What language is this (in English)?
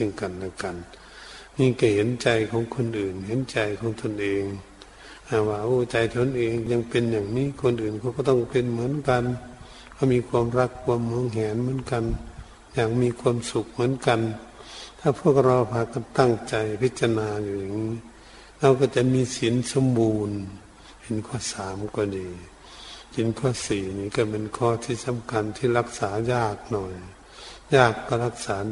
Thai